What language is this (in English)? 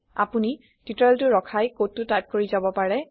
Assamese